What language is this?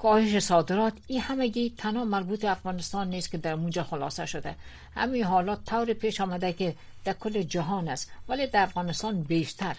Persian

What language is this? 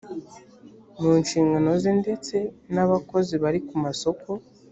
Kinyarwanda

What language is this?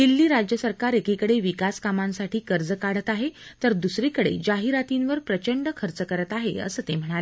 Marathi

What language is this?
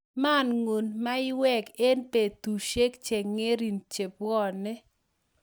Kalenjin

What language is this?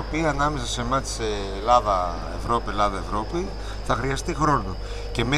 Greek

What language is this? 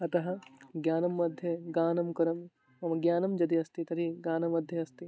Sanskrit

